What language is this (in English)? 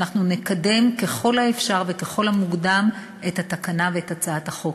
Hebrew